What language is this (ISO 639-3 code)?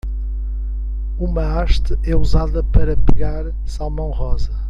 por